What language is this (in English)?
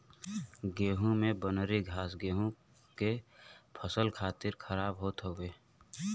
Bhojpuri